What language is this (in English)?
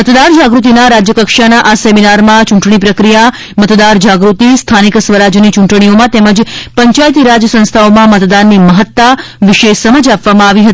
Gujarati